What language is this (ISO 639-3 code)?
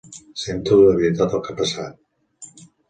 cat